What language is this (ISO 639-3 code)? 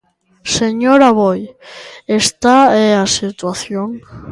glg